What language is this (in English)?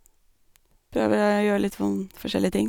Norwegian